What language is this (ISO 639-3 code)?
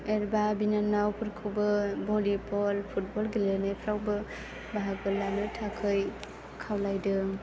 brx